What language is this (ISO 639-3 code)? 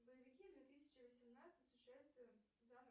rus